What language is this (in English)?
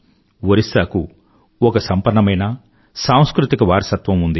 Telugu